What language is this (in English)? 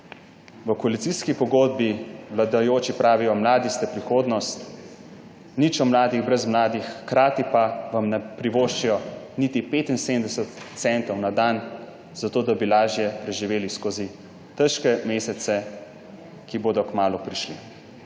Slovenian